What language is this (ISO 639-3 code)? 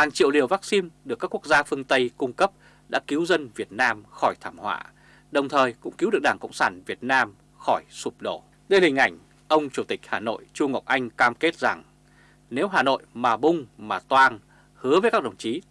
vie